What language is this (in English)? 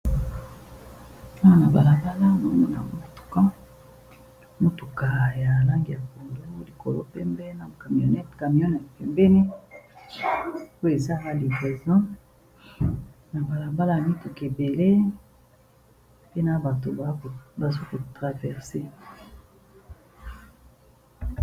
Lingala